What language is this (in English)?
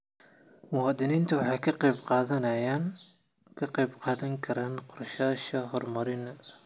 Somali